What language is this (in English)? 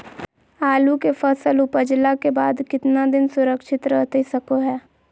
Magahi